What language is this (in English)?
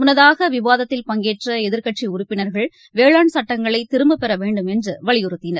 Tamil